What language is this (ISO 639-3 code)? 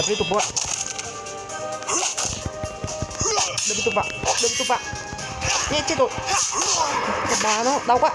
vie